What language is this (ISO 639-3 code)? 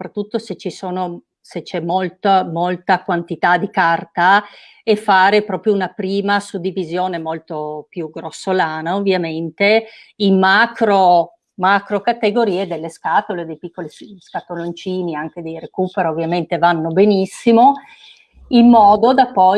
ita